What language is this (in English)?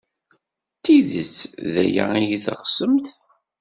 Kabyle